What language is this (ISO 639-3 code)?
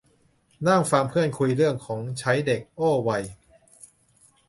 tha